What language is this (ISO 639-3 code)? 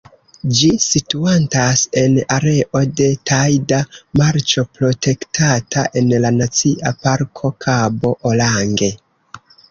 epo